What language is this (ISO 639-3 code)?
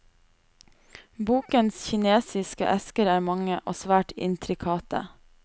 nor